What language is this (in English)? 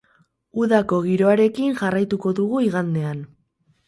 Basque